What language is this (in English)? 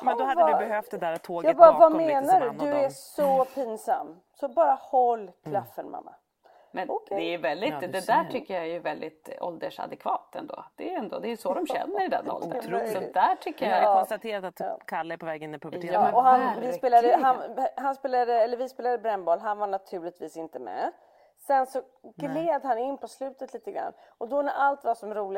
Swedish